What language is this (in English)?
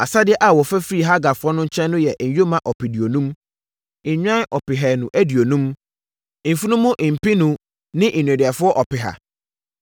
Akan